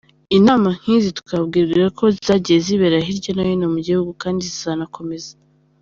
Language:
Kinyarwanda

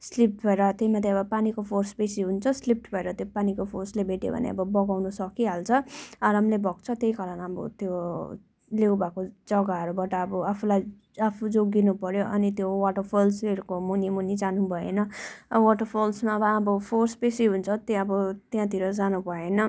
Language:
Nepali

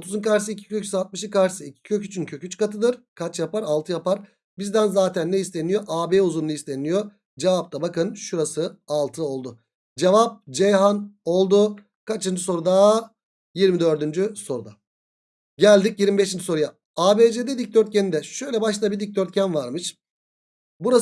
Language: Turkish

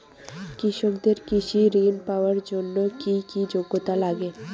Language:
Bangla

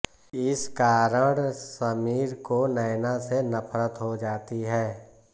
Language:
Hindi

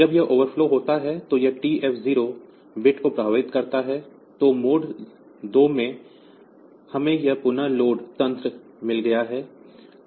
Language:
Hindi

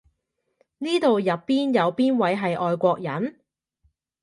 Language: Cantonese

